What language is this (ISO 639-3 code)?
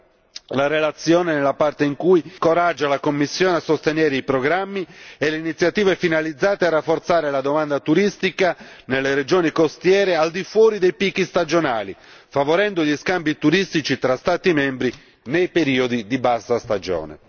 ita